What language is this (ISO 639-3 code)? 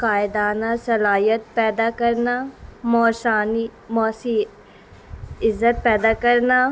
urd